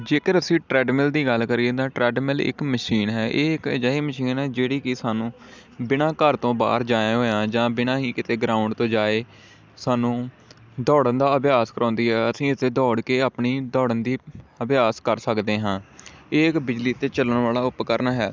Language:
Punjabi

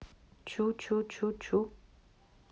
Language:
Russian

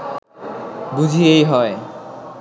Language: Bangla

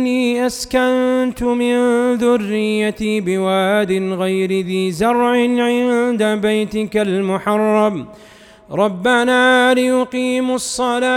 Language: Arabic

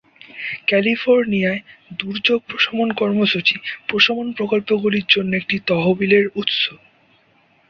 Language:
Bangla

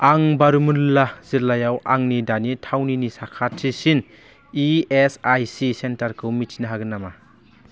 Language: Bodo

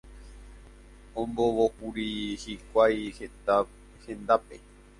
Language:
Guarani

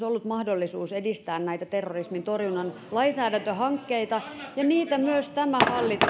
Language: Finnish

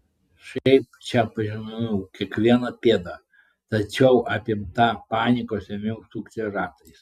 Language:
Lithuanian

